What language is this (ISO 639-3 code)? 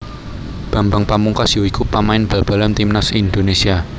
jav